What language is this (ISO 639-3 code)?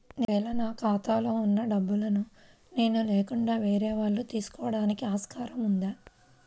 tel